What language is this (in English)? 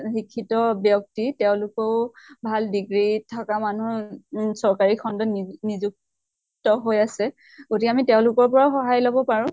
Assamese